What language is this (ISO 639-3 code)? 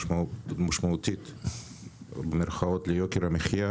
heb